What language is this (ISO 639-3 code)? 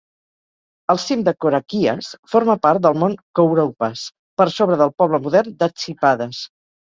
cat